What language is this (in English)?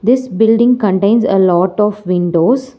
English